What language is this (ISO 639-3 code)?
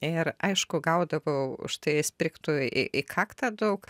lit